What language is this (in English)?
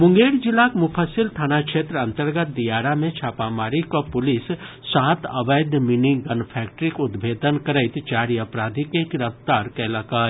Maithili